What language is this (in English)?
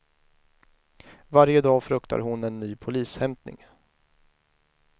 Swedish